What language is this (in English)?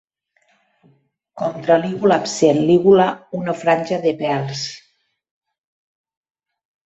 Catalan